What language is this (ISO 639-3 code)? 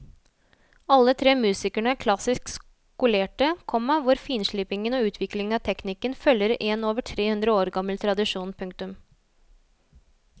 nor